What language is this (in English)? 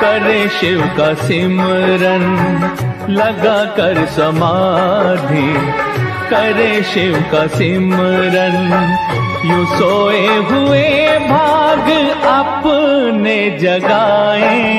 Hindi